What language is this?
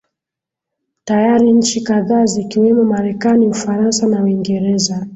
Swahili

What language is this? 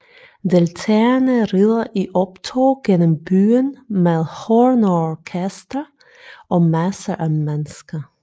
Danish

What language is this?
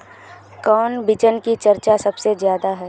Magahi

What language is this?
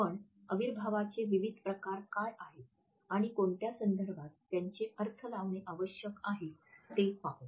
Marathi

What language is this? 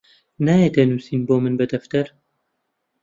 Central Kurdish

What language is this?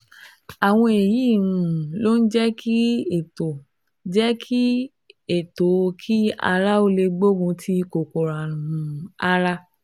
Yoruba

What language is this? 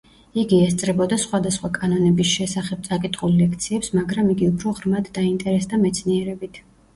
Georgian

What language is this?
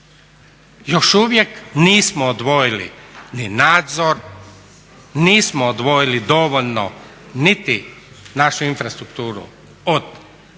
Croatian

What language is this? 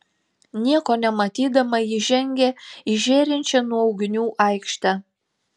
Lithuanian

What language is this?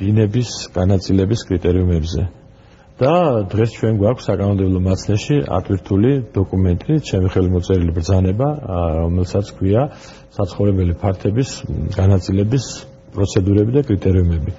Romanian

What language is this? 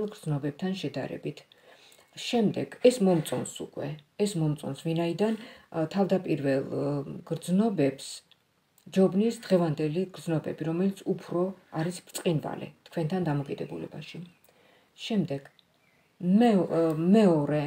Romanian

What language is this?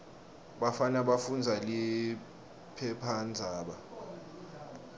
Swati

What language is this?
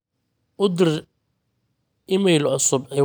Somali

